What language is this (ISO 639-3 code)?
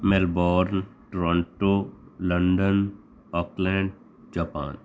pan